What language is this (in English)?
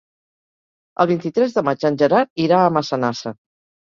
Catalan